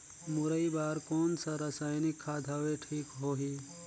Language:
Chhattisgarhi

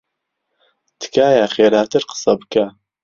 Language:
Central Kurdish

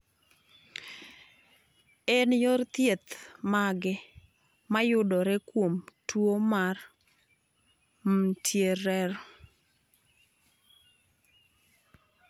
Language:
Luo (Kenya and Tanzania)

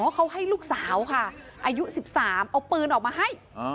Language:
Thai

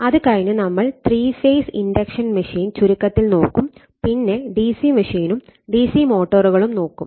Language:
Malayalam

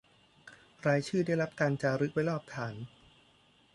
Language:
Thai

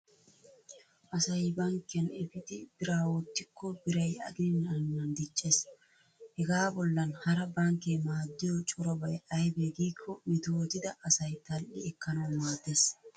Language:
Wolaytta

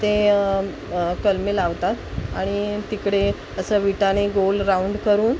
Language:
Marathi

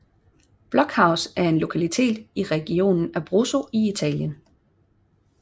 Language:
Danish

